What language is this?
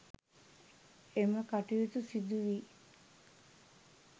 Sinhala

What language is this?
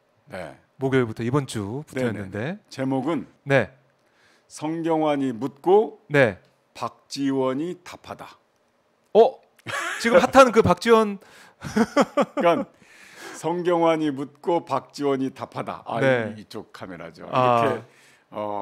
Korean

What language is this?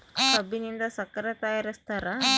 Kannada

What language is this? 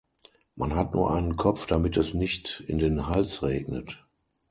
German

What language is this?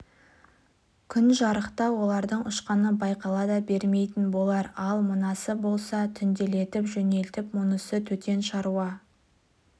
Kazakh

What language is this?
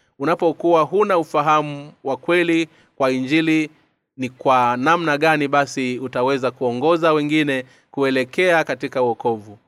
Swahili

